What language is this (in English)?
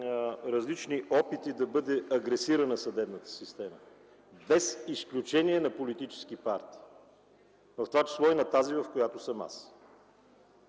Bulgarian